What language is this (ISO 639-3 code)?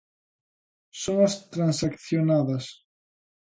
glg